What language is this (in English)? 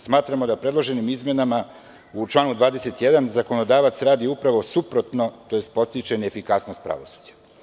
Serbian